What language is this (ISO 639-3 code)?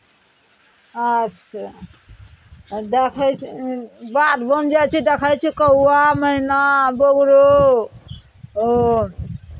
mai